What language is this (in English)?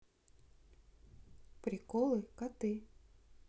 Russian